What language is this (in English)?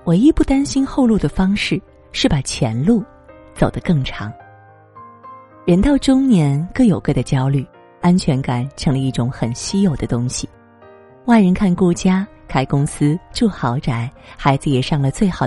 Chinese